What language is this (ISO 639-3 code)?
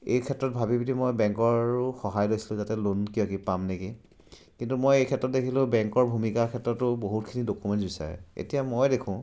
asm